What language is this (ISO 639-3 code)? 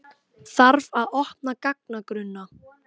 isl